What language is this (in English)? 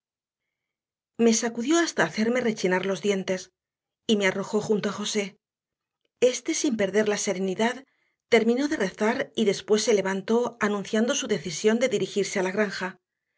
Spanish